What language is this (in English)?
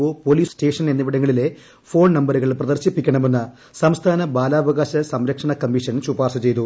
Malayalam